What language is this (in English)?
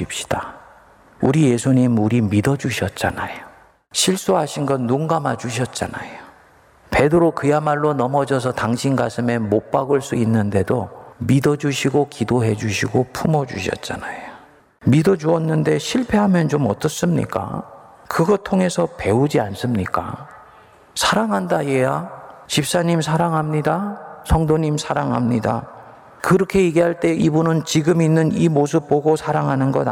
Korean